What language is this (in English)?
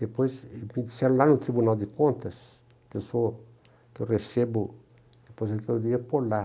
Portuguese